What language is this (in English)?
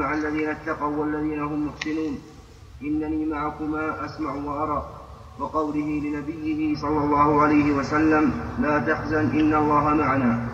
Arabic